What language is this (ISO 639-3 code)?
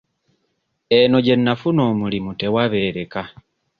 lug